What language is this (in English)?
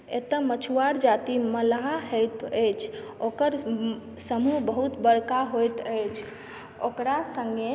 Maithili